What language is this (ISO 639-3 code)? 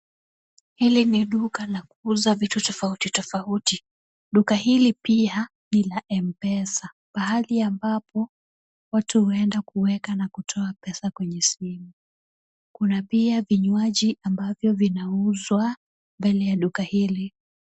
swa